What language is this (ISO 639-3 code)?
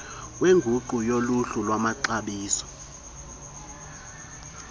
xho